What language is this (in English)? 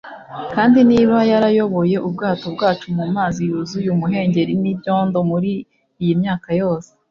Kinyarwanda